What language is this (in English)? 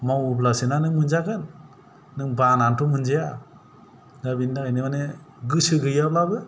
Bodo